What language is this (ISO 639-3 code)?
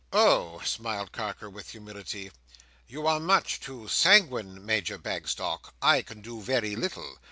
eng